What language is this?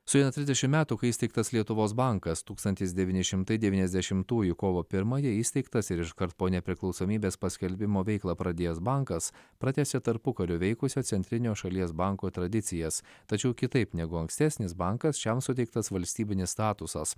Lithuanian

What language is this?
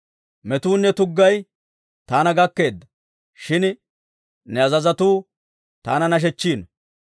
Dawro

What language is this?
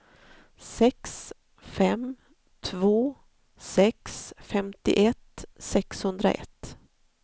Swedish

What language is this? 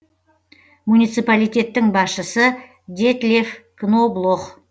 Kazakh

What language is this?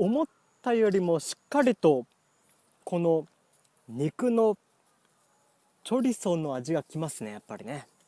Japanese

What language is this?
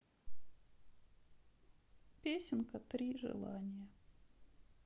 Russian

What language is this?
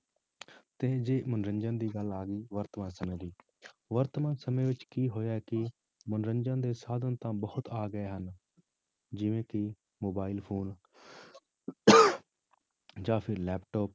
Punjabi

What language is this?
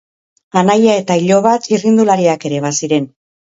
Basque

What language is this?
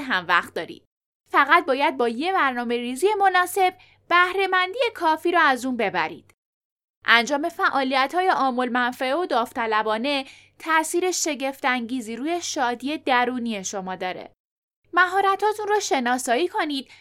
Persian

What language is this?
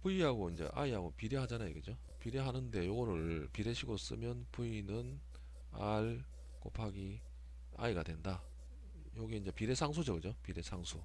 Korean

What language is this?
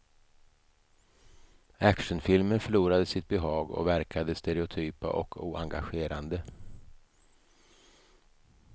Swedish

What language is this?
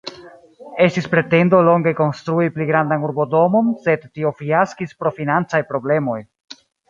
Esperanto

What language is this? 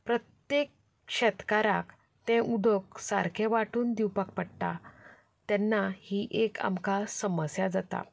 Konkani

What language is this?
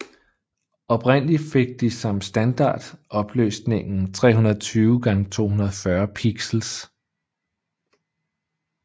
Danish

